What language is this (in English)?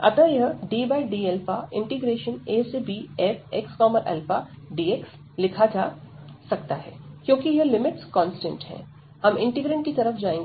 Hindi